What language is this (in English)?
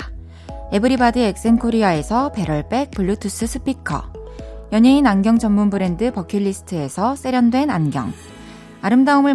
Korean